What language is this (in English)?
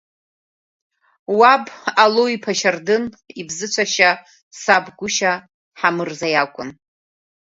Abkhazian